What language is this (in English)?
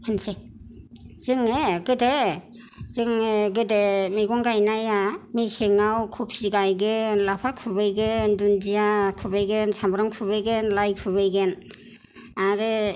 Bodo